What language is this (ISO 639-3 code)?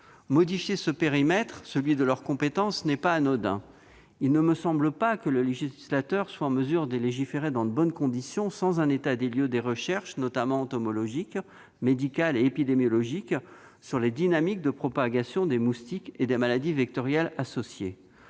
fra